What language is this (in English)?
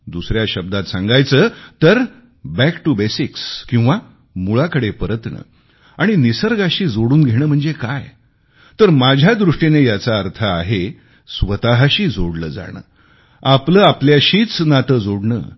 Marathi